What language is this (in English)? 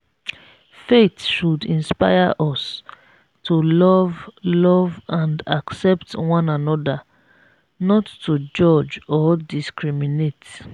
Nigerian Pidgin